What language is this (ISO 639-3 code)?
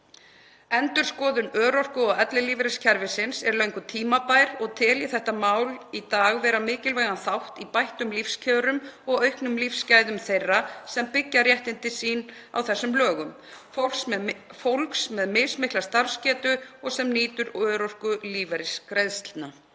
isl